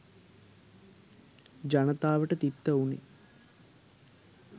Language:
Sinhala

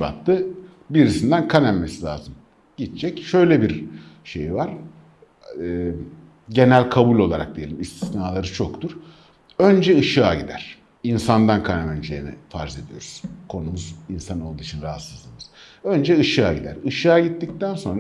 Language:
Turkish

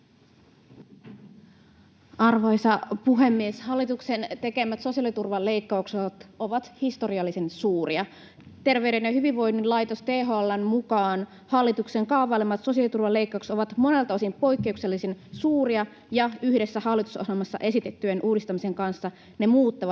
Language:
Finnish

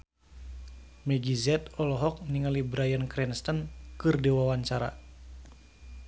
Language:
Sundanese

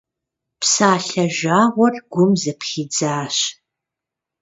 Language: Kabardian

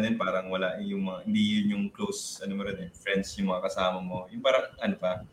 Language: Filipino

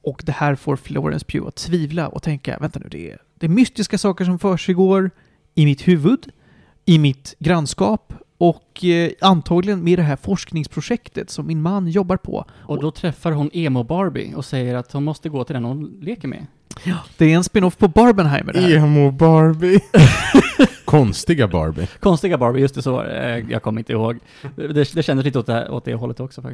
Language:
Swedish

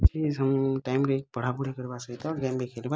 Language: Odia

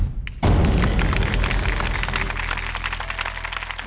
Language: Thai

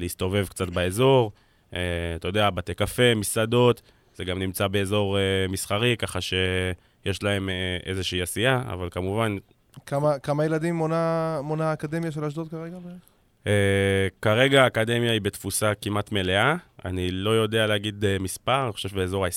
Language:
Hebrew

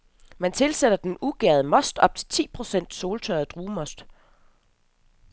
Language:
Danish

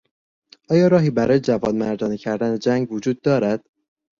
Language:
Persian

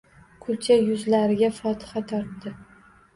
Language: Uzbek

